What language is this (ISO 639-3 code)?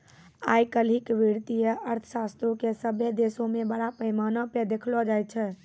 mai